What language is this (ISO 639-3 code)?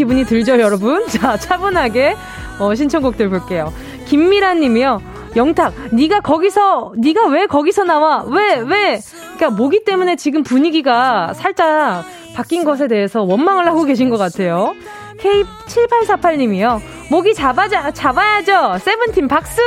kor